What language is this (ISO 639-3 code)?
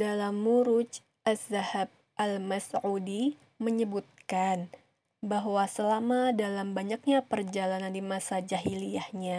ind